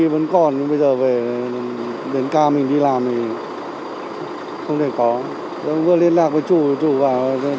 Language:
Vietnamese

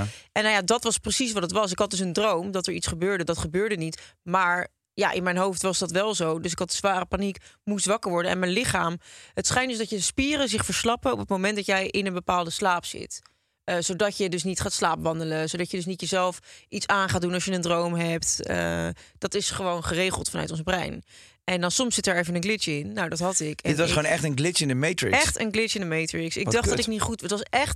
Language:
Dutch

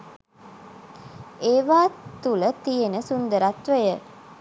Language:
Sinhala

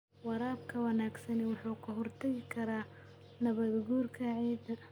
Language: Somali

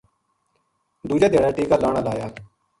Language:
Gujari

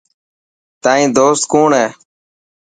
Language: Dhatki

